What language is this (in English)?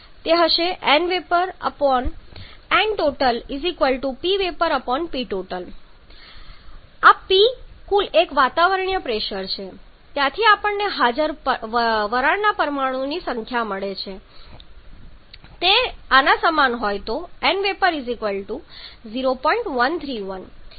Gujarati